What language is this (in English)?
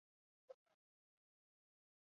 Basque